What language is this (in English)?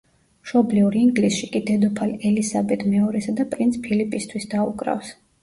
Georgian